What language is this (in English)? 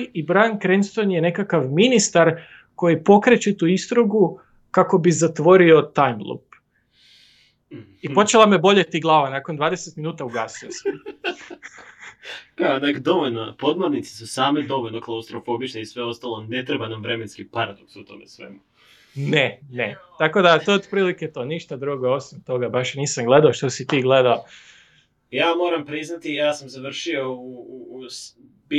Croatian